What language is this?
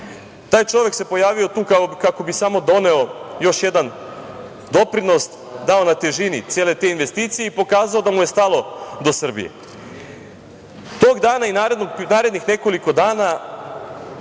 Serbian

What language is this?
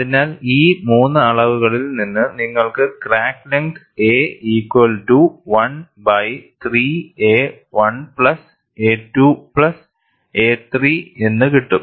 Malayalam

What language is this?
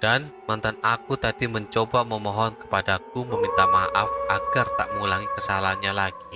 Indonesian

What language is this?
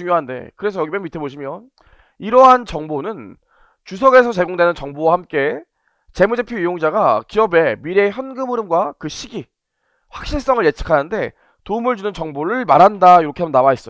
Korean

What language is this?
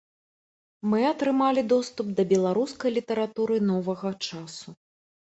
Belarusian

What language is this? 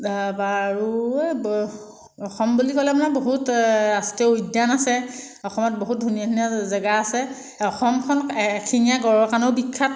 Assamese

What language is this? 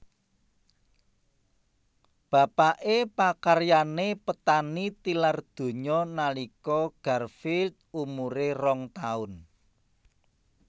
Javanese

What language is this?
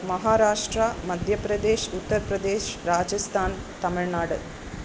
Sanskrit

